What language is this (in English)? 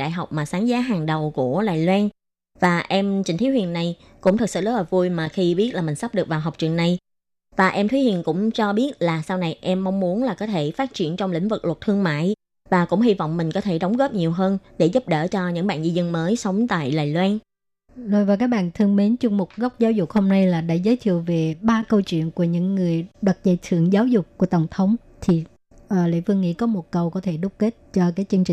Vietnamese